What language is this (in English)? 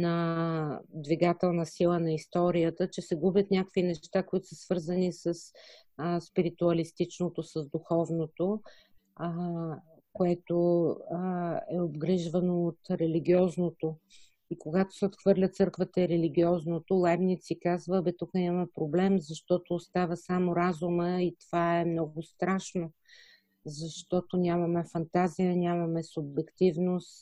Bulgarian